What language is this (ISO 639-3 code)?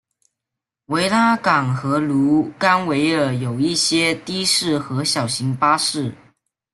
zho